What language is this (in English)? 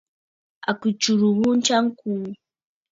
Bafut